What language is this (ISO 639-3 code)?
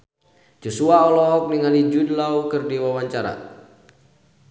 sun